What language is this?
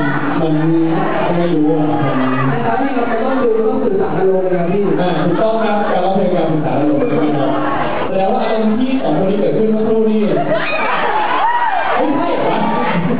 Thai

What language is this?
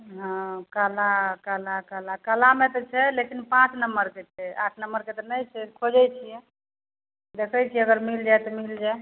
Maithili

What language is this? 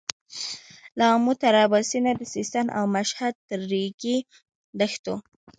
Pashto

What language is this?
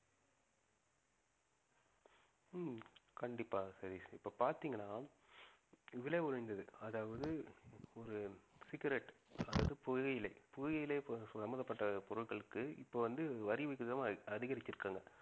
Tamil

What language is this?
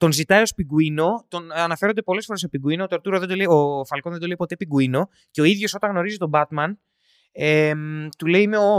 Greek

